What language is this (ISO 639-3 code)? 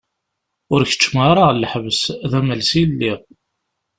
kab